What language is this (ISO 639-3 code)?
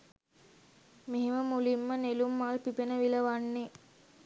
sin